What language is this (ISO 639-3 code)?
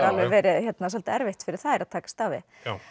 isl